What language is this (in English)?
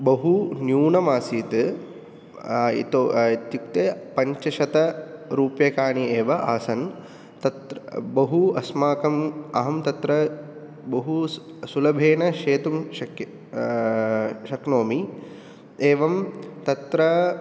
Sanskrit